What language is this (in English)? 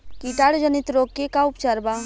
Bhojpuri